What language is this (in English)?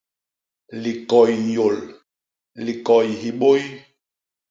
Basaa